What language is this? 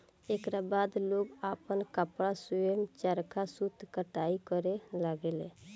Bhojpuri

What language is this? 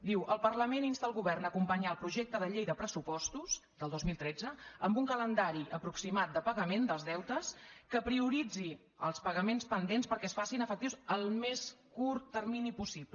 Catalan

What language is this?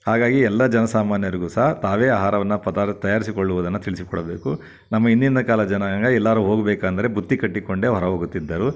Kannada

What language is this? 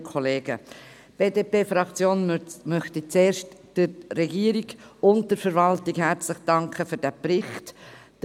Swiss German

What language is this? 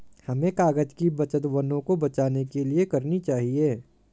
Hindi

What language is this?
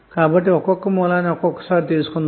Telugu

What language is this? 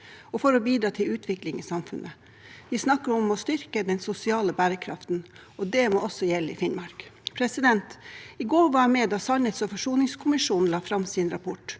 Norwegian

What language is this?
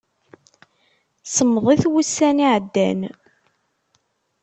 Kabyle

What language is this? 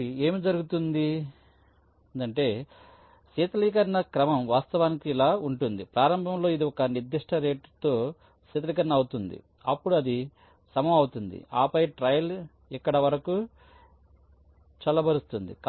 Telugu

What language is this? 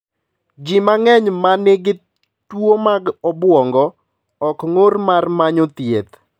Luo (Kenya and Tanzania)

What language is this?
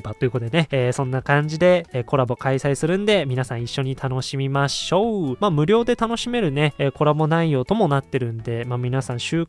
Japanese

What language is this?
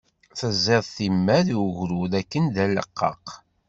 Kabyle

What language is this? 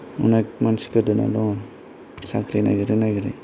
Bodo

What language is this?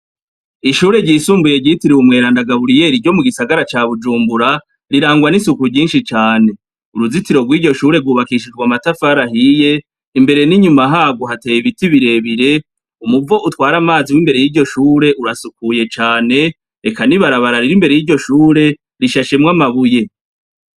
Rundi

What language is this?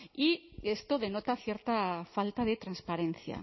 Spanish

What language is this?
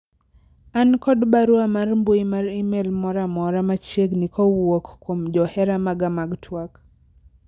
Luo (Kenya and Tanzania)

